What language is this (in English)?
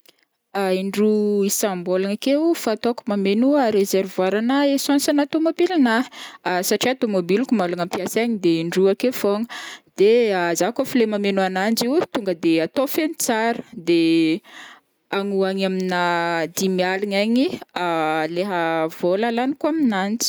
Northern Betsimisaraka Malagasy